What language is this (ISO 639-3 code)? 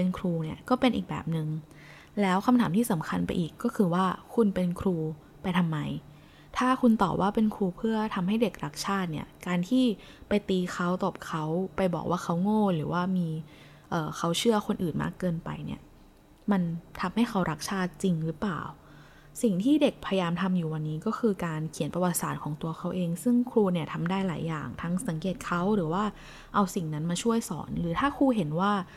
tha